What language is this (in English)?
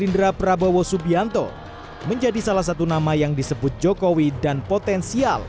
Indonesian